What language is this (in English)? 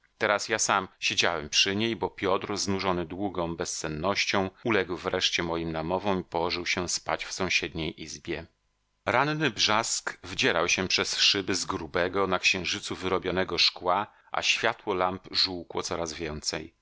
Polish